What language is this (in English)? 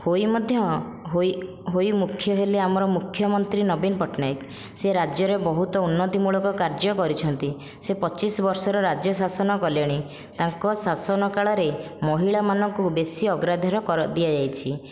Odia